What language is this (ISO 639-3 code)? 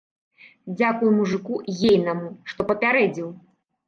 bel